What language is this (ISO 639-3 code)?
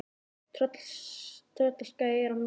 isl